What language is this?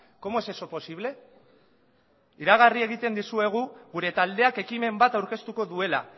Basque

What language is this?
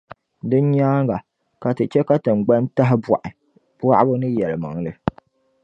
Dagbani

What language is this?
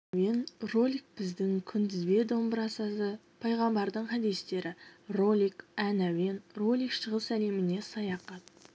Kazakh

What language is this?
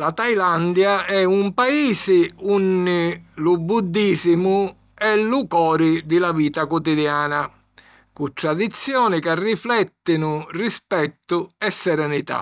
Sicilian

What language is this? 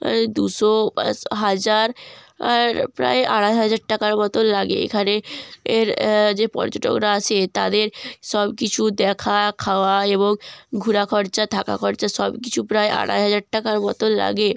Bangla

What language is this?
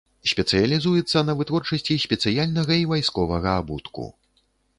Belarusian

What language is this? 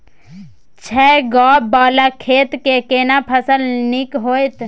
Maithili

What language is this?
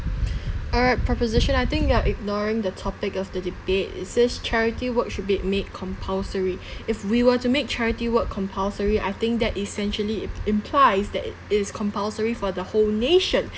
English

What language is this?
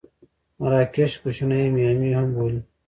Pashto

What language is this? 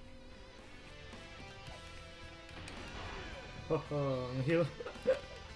Indonesian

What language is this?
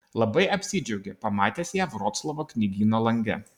Lithuanian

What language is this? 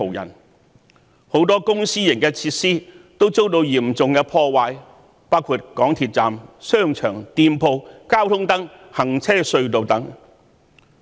Cantonese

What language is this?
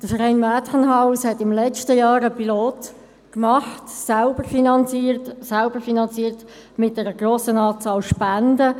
Swiss German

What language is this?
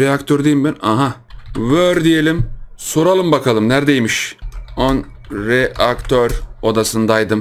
Turkish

